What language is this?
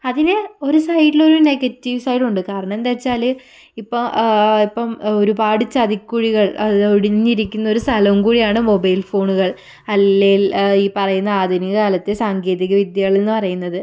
Malayalam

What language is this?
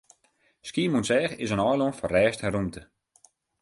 Western Frisian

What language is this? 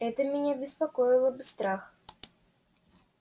Russian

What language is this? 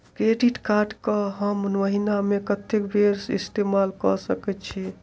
Maithili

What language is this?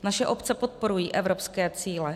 Czech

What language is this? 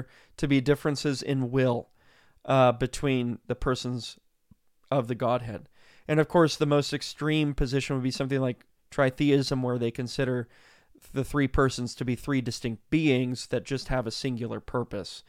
English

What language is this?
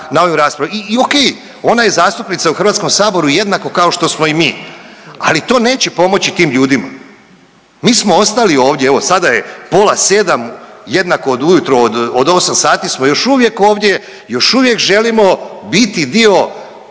Croatian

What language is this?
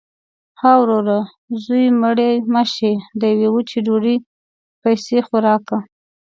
Pashto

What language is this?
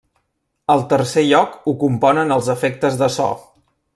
Catalan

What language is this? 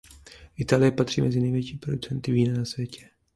Czech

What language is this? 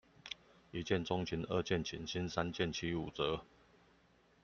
Chinese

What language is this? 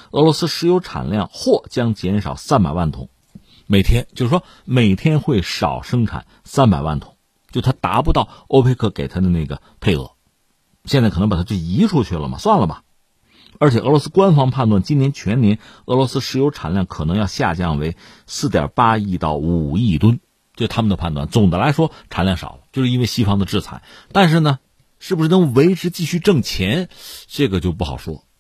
Chinese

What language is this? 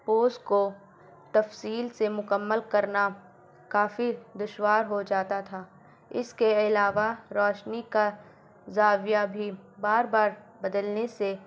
Urdu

